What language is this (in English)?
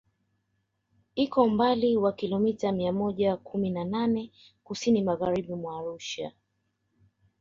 Swahili